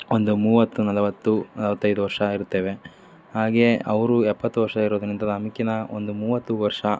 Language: Kannada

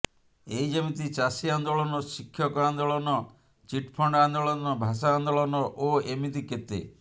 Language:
Odia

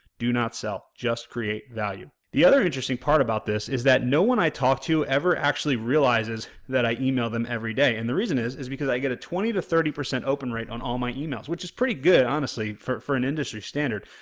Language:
English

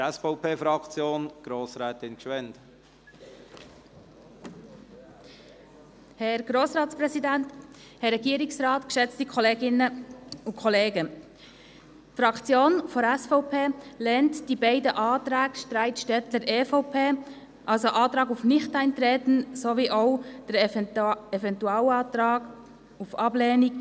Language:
Swiss German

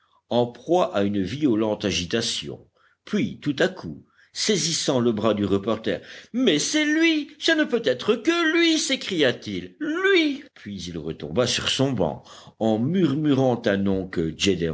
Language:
French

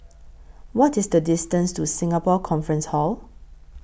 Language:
English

